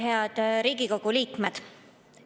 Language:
Estonian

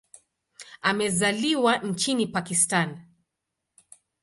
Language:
Swahili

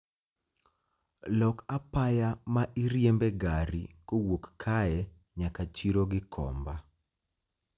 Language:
Luo (Kenya and Tanzania)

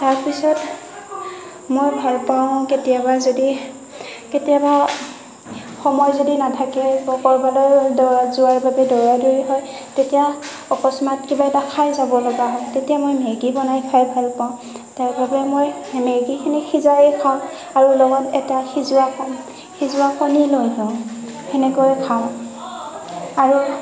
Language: Assamese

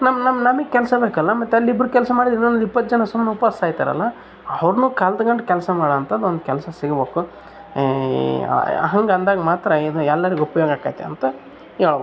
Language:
Kannada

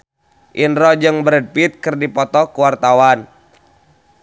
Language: Sundanese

